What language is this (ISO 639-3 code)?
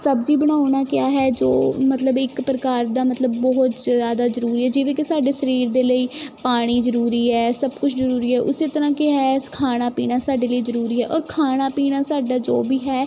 pan